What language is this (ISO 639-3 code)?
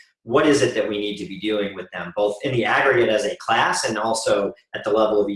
eng